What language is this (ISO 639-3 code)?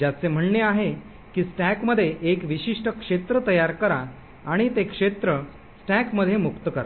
mar